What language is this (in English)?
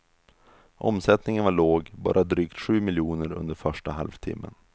Swedish